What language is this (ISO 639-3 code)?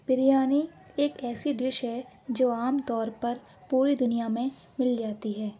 urd